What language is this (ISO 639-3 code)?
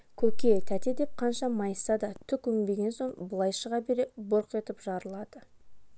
kaz